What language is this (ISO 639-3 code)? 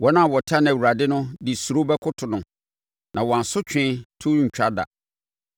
aka